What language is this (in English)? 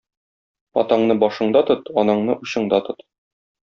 Tatar